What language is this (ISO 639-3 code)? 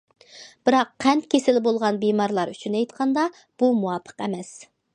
uig